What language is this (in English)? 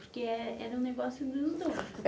Portuguese